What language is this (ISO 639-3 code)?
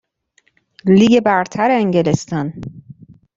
fas